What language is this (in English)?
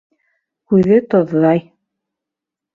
Bashkir